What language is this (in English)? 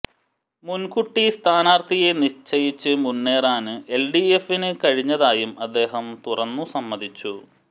Malayalam